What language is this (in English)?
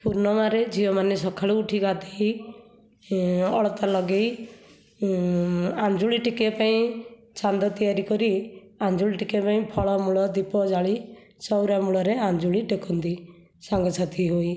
Odia